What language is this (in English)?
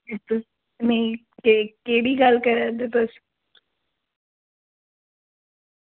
Dogri